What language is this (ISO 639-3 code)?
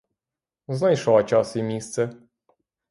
ukr